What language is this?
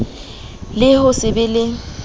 Southern Sotho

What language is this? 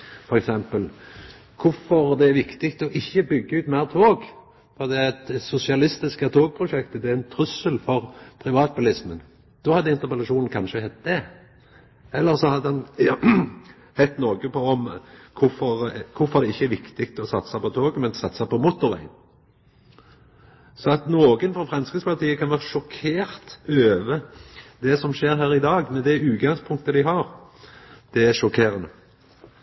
Norwegian Nynorsk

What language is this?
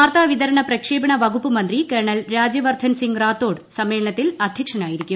Malayalam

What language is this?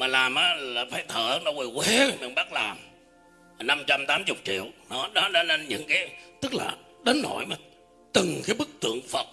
Vietnamese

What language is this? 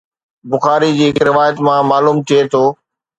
Sindhi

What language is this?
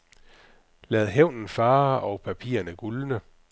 Danish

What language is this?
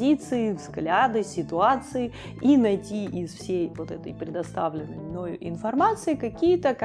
Russian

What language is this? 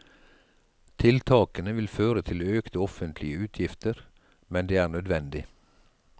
Norwegian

